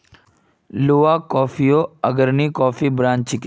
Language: Magahi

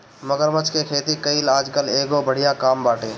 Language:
Bhojpuri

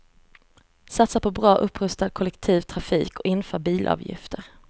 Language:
Swedish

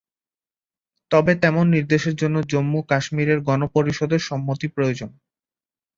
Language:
Bangla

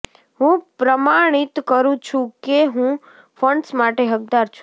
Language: Gujarati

